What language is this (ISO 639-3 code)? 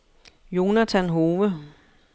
dan